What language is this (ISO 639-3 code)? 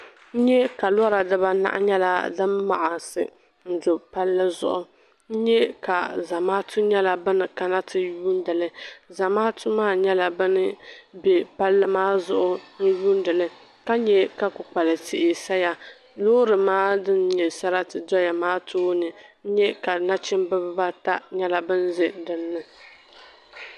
dag